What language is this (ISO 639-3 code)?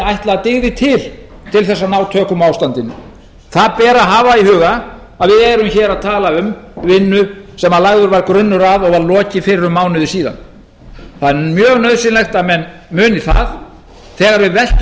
isl